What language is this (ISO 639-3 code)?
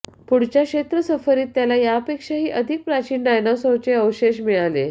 mar